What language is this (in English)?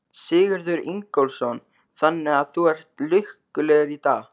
Icelandic